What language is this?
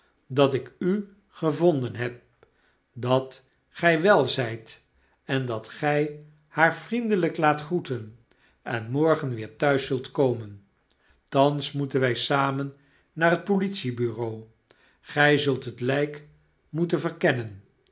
Dutch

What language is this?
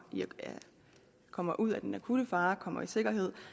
Danish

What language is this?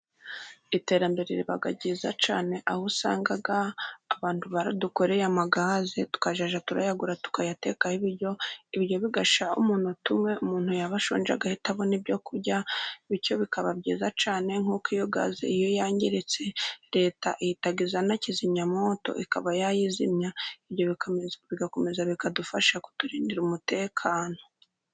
Kinyarwanda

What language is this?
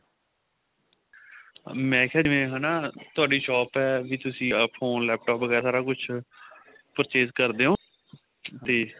Punjabi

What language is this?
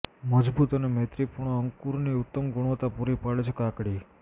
Gujarati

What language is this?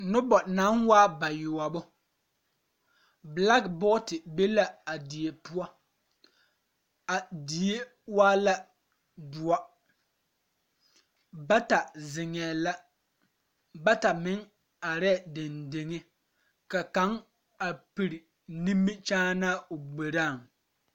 Southern Dagaare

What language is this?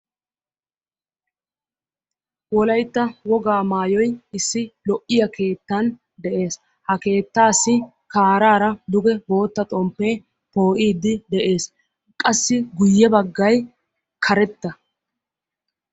Wolaytta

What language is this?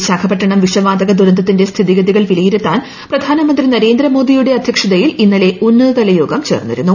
Malayalam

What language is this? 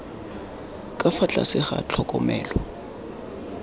Tswana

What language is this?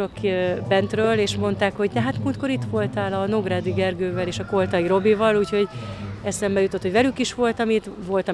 Hungarian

